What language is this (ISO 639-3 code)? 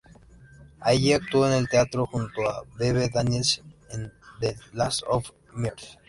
spa